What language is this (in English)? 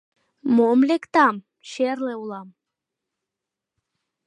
Mari